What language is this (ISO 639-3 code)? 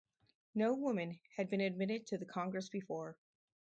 eng